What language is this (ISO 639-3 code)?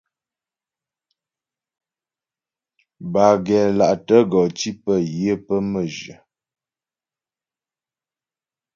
bbj